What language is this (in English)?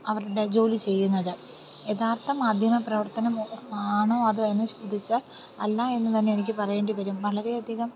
Malayalam